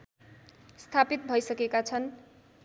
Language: Nepali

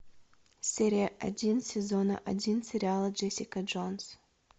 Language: Russian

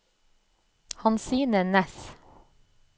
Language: Norwegian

